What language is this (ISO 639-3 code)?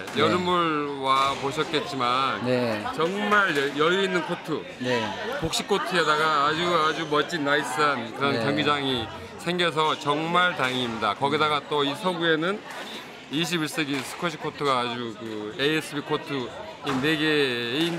kor